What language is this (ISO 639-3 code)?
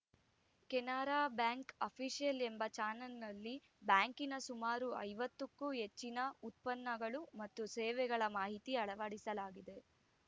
kan